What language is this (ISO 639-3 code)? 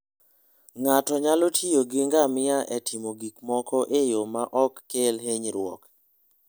luo